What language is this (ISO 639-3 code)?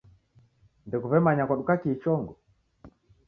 dav